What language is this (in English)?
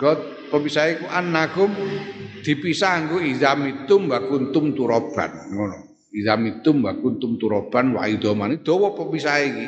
Indonesian